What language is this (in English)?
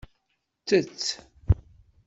Kabyle